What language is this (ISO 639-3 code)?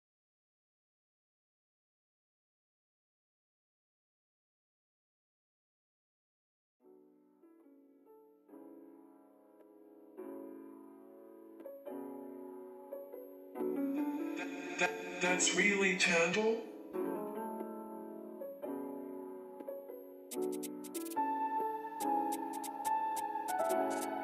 eng